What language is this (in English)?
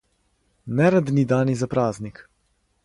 Serbian